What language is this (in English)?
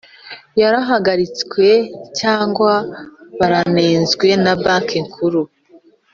Kinyarwanda